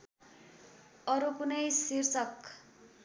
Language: Nepali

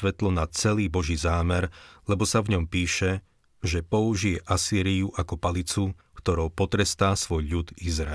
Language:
Slovak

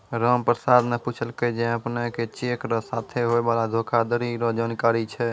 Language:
Maithili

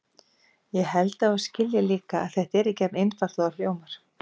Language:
Icelandic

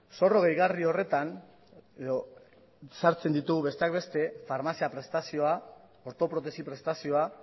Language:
Basque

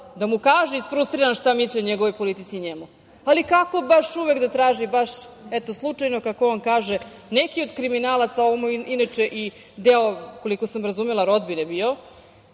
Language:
Serbian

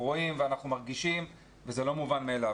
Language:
Hebrew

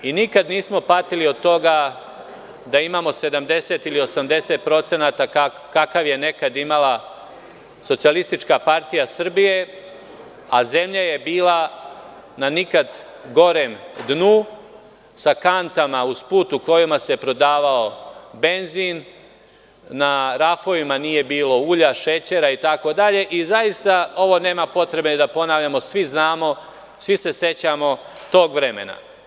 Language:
Serbian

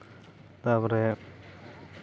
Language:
Santali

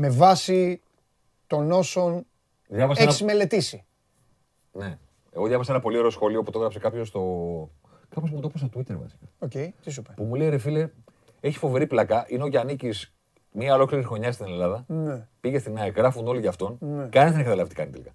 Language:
Greek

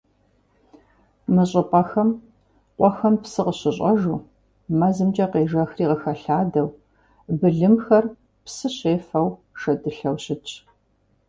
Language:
Kabardian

